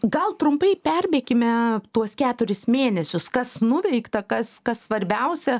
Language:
Lithuanian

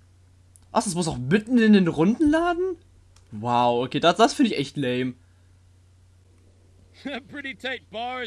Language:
German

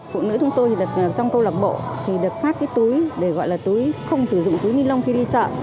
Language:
Vietnamese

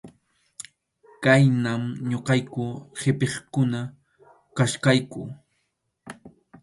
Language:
Arequipa-La Unión Quechua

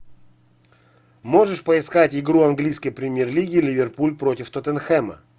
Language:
Russian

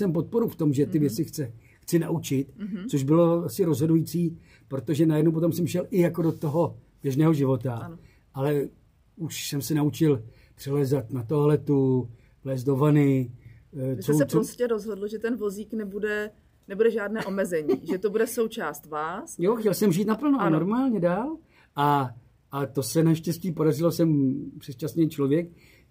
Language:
Czech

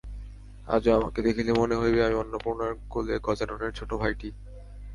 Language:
Bangla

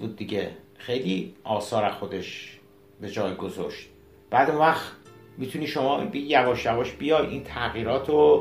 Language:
Persian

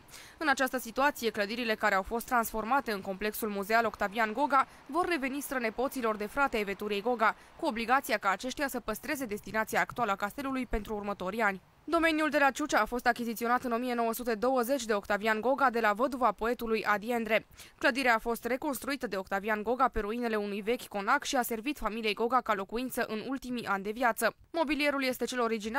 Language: Romanian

